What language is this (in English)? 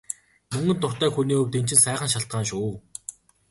Mongolian